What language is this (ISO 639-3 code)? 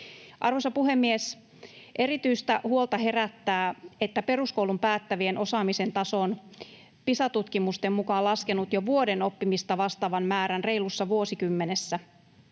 fin